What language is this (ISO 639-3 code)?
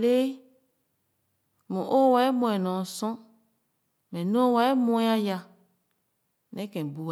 ogo